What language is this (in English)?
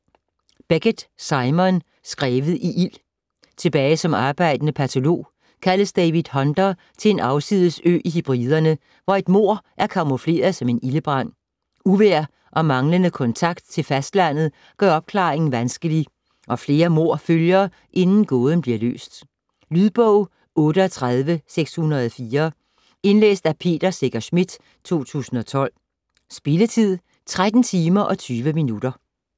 Danish